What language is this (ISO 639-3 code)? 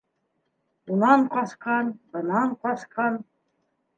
bak